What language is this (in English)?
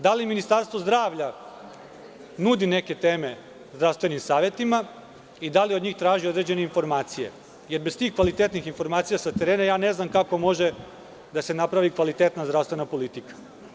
Serbian